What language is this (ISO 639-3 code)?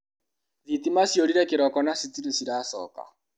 kik